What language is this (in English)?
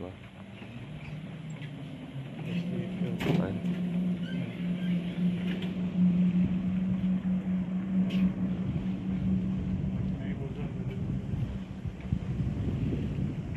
Turkish